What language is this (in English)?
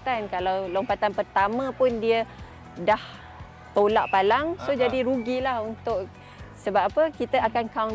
Malay